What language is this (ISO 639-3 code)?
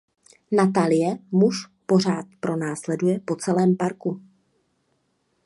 ces